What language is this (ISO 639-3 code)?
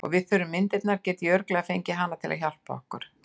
isl